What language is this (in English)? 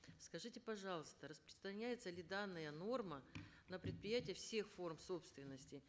Kazakh